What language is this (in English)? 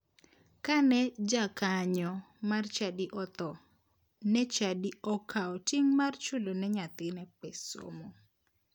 Luo (Kenya and Tanzania)